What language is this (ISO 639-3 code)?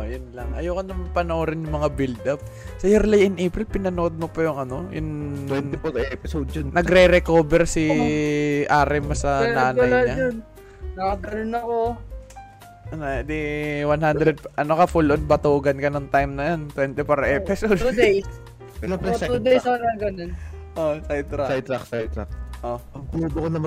fil